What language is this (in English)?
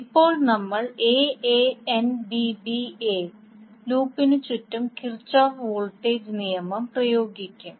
Malayalam